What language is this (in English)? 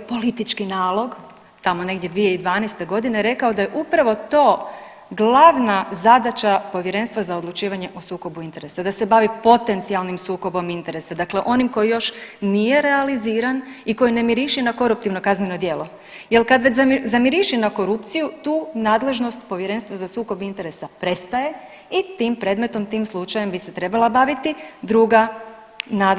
Croatian